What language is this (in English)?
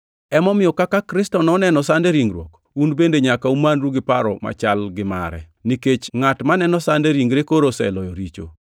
Luo (Kenya and Tanzania)